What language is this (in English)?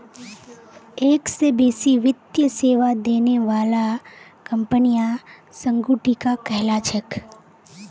Magahi